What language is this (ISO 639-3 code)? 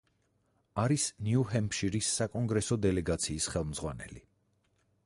kat